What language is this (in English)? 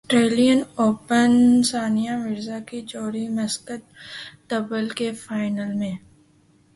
Urdu